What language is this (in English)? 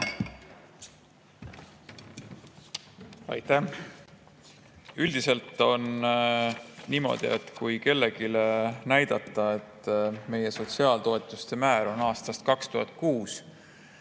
Estonian